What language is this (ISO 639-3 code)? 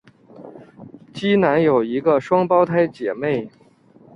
zho